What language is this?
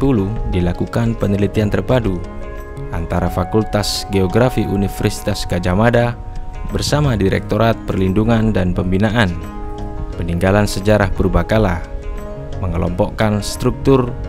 Indonesian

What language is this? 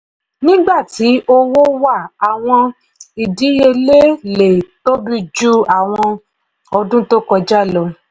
Yoruba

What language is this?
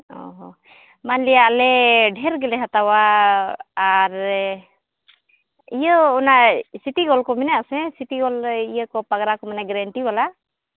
Santali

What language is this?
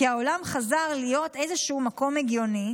Hebrew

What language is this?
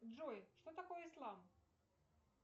Russian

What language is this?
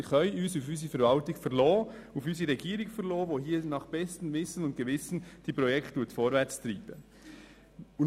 Swiss German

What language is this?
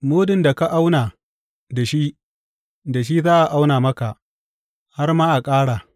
Hausa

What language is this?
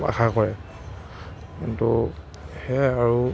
Assamese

